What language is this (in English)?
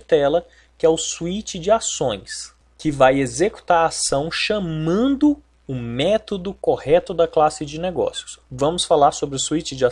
Portuguese